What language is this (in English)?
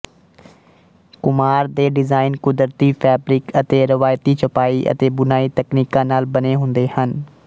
Punjabi